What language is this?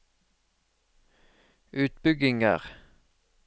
Norwegian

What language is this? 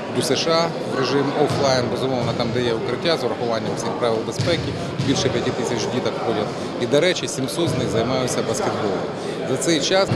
Ukrainian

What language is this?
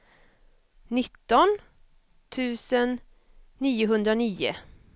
Swedish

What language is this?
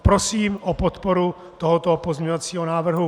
Czech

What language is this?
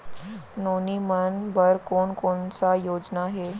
Chhattisgarhi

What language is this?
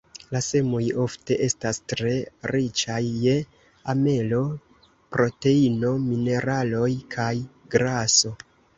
Esperanto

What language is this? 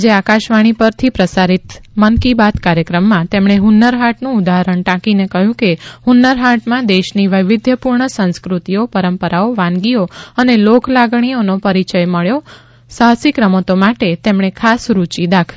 Gujarati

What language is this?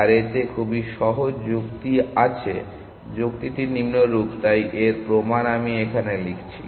Bangla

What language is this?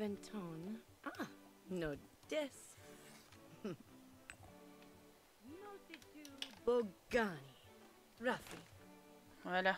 French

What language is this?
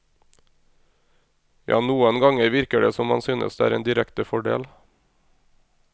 Norwegian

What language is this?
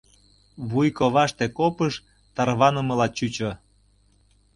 Mari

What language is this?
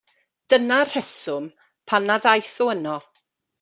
Welsh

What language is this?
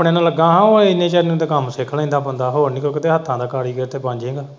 Punjabi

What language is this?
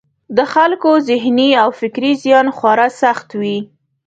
Pashto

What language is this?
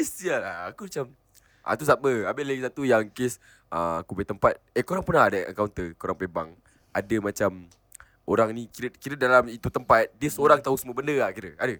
Malay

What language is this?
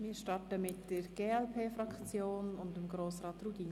Swiss German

